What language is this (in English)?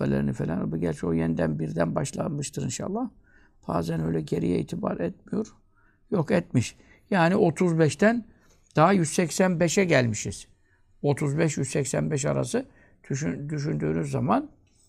Turkish